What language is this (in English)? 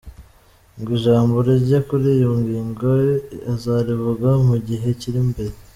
Kinyarwanda